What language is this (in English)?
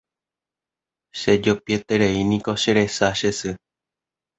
Guarani